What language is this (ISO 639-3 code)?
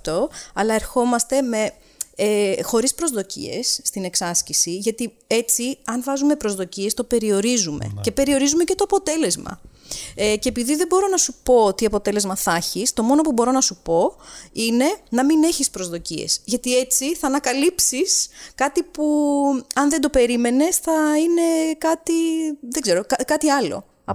ell